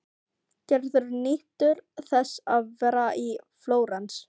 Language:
Icelandic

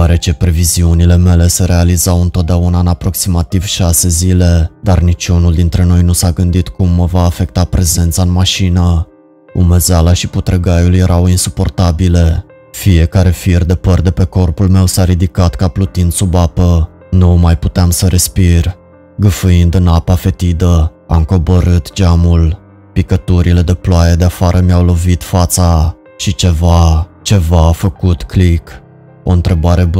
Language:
Romanian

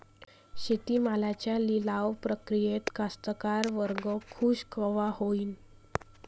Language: Marathi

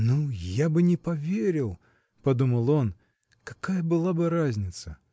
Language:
Russian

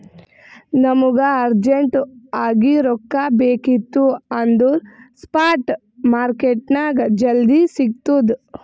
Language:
Kannada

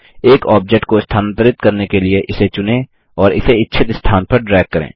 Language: Hindi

